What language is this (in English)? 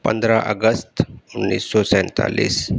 Urdu